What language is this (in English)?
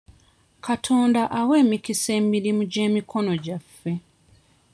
Ganda